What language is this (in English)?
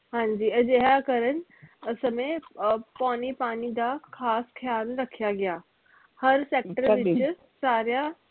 Punjabi